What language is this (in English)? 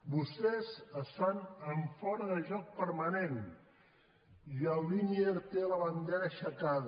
Catalan